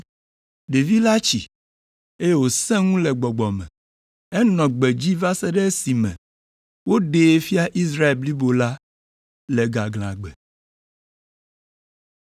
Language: Ewe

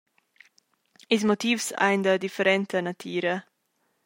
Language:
Romansh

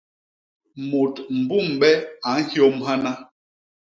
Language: Basaa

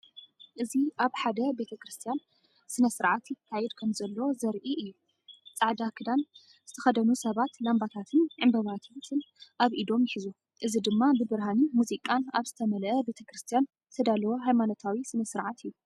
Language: Tigrinya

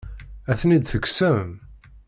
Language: Kabyle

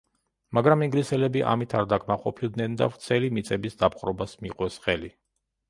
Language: Georgian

